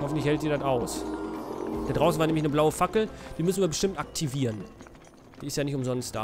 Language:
German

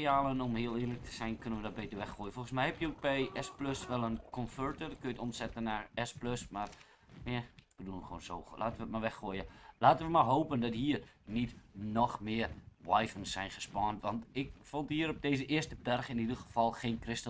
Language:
Dutch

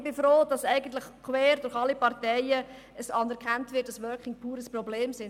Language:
Swiss German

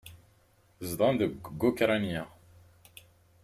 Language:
Kabyle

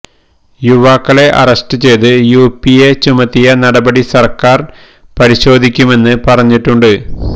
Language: Malayalam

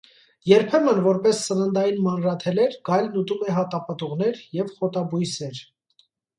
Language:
Armenian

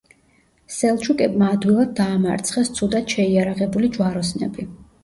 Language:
Georgian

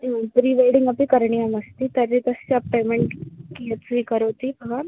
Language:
Sanskrit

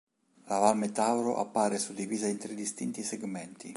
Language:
Italian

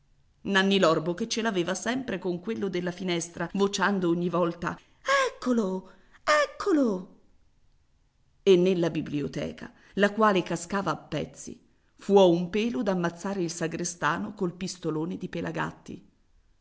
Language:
Italian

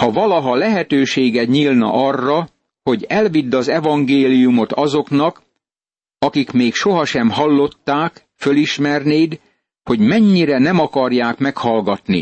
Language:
Hungarian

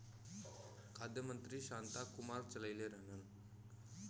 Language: Bhojpuri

